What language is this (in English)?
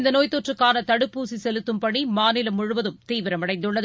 Tamil